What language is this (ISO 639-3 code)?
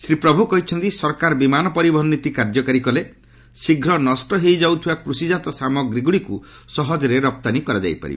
ori